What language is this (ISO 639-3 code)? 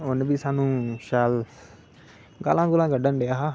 doi